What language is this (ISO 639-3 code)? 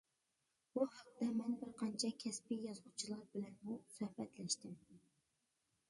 uig